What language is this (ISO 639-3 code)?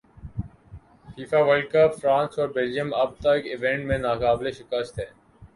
urd